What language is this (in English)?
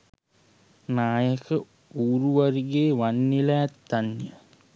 Sinhala